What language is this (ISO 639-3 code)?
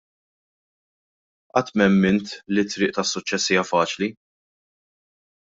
mlt